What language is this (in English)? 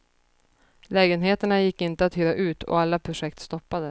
Swedish